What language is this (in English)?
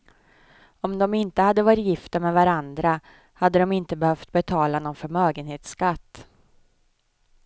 Swedish